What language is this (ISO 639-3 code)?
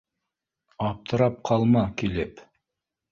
bak